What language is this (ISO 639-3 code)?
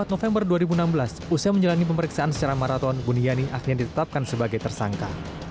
ind